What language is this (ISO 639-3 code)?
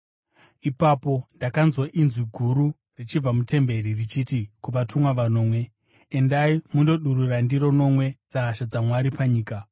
sna